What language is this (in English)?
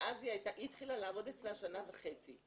Hebrew